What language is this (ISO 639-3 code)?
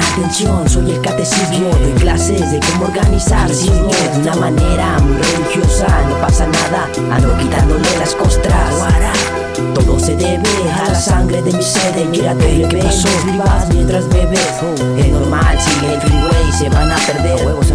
spa